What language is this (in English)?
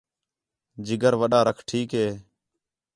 Khetrani